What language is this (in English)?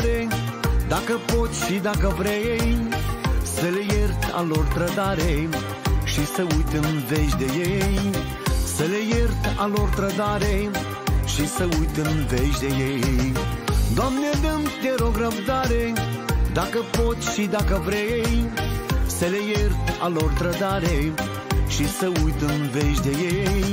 Romanian